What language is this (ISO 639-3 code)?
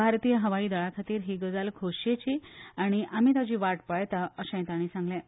kok